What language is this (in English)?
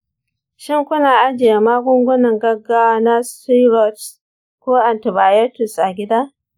Hausa